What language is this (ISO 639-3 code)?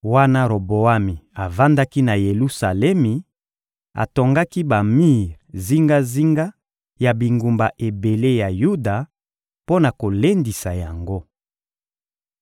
lin